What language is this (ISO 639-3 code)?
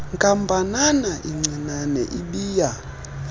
xho